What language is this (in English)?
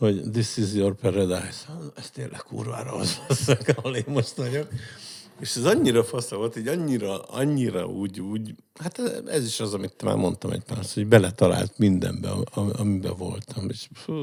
Hungarian